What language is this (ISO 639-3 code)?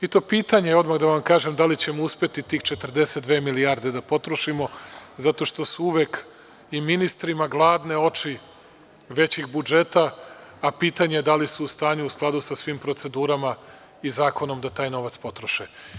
srp